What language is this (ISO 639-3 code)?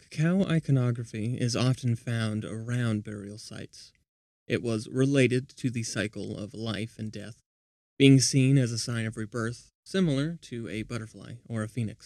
eng